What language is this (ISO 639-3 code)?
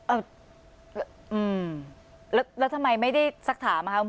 tha